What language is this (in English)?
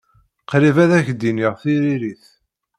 Kabyle